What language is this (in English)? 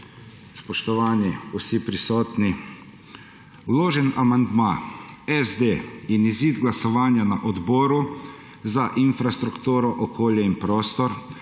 Slovenian